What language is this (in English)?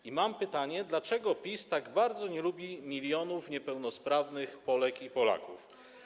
Polish